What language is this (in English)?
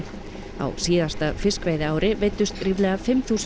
Icelandic